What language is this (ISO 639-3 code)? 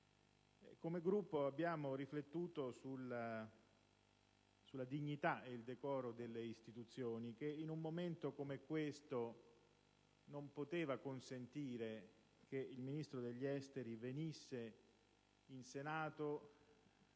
ita